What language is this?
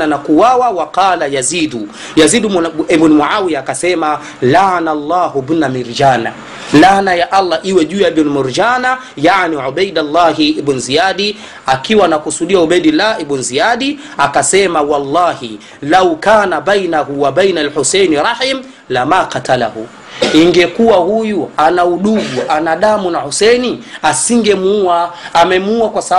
Swahili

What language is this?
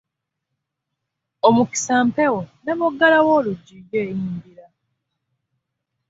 Ganda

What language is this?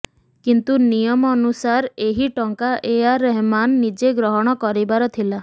Odia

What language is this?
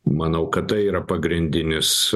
Lithuanian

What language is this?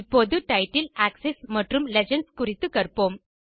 Tamil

